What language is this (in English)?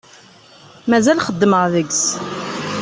Kabyle